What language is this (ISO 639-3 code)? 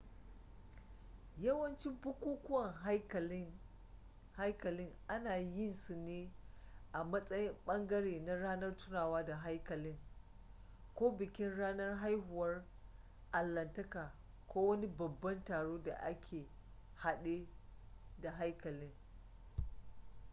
hau